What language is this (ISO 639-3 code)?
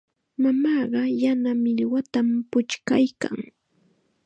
qxa